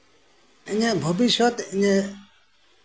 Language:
Santali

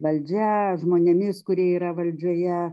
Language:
Lithuanian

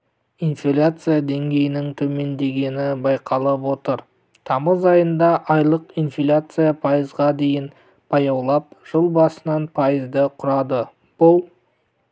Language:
Kazakh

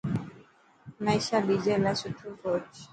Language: Dhatki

